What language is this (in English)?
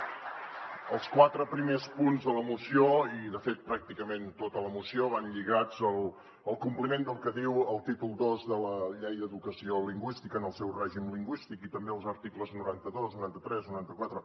Catalan